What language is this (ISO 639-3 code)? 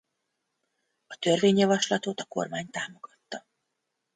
hun